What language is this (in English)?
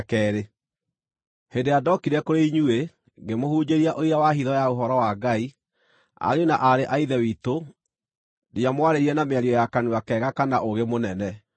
Kikuyu